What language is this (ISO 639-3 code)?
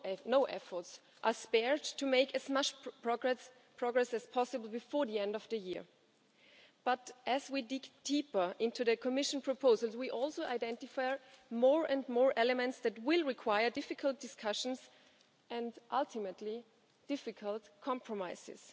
eng